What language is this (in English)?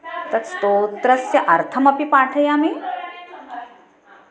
Sanskrit